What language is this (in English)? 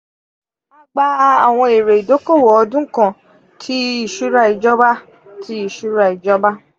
Yoruba